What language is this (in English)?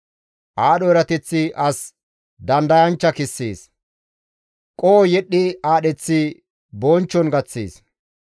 Gamo